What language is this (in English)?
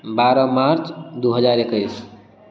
Maithili